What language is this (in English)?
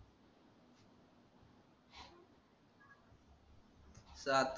Marathi